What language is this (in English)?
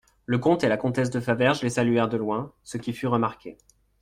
French